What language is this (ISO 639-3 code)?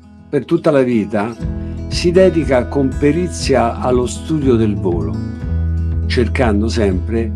ita